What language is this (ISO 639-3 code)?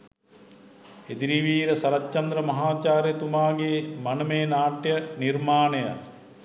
sin